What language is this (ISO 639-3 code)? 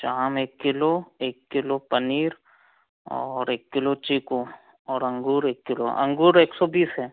hin